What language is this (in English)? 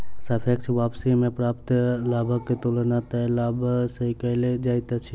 Maithili